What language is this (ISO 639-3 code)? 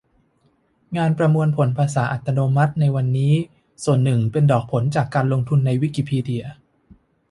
tha